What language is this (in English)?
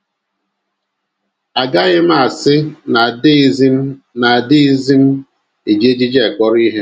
Igbo